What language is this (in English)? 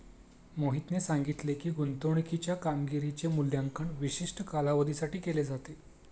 Marathi